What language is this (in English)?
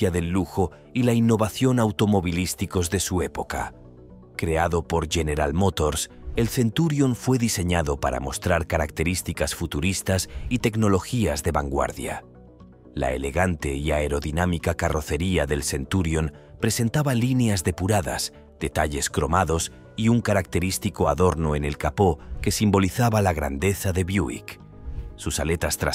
Spanish